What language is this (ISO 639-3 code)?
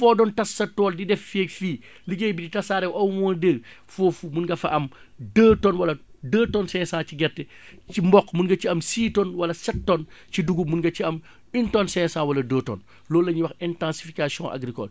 wol